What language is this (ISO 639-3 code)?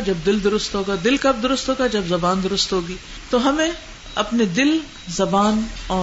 urd